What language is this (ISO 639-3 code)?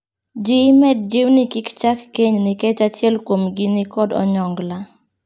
luo